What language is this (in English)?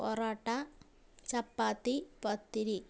Malayalam